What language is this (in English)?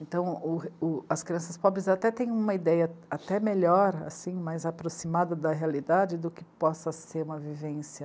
Portuguese